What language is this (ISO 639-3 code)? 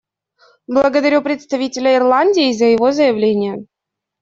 rus